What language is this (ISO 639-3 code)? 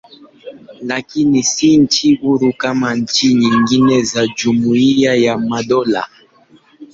swa